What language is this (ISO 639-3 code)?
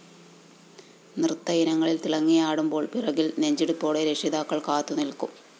mal